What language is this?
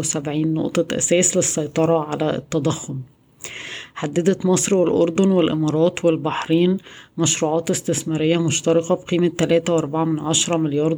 Arabic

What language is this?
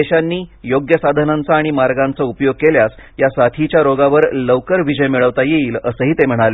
Marathi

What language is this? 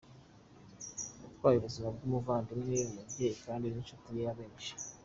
Kinyarwanda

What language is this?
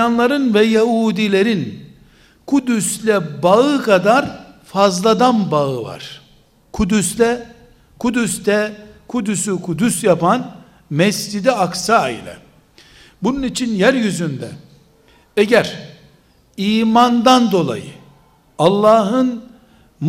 Turkish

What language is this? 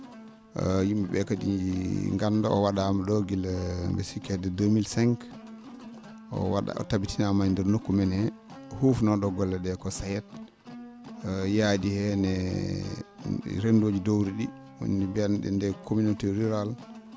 Fula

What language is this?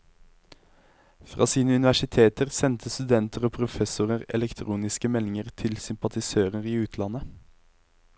Norwegian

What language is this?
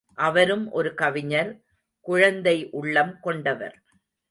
Tamil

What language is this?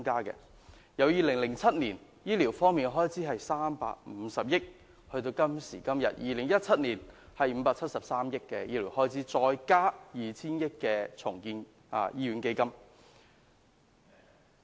Cantonese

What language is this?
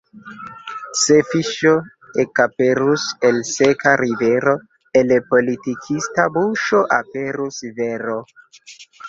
Esperanto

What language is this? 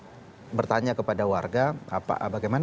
Indonesian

